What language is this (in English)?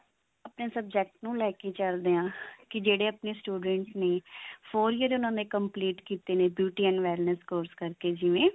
Punjabi